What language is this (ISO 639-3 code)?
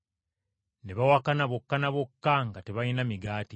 lug